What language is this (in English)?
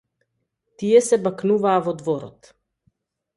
Macedonian